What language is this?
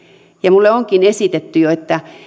Finnish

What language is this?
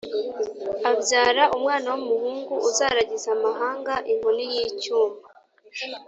Kinyarwanda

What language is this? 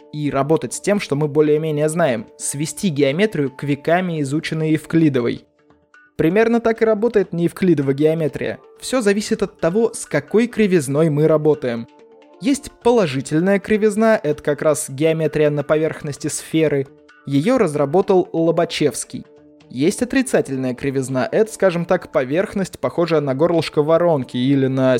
Russian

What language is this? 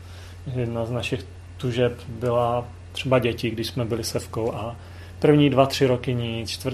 Czech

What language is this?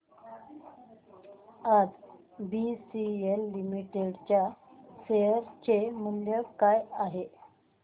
Marathi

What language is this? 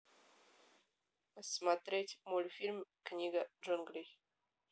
Russian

